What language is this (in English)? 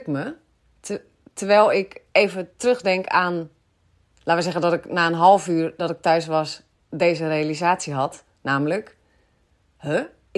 Dutch